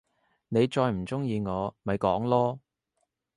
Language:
Cantonese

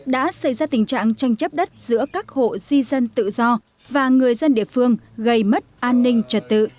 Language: Vietnamese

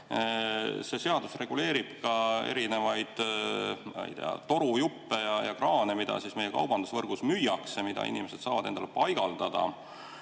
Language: Estonian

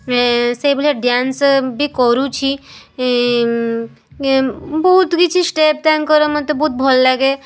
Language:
Odia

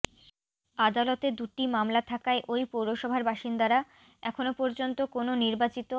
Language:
Bangla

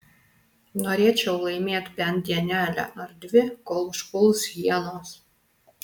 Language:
Lithuanian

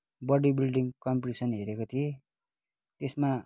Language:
Nepali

